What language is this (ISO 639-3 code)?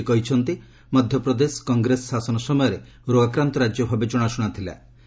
ori